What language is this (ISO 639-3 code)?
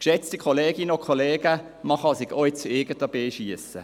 gsw